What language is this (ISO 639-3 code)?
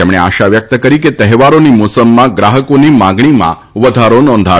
guj